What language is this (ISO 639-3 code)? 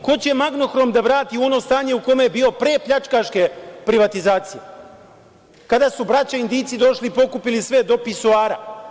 srp